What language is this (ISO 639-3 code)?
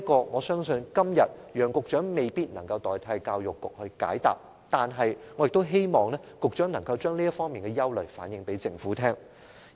yue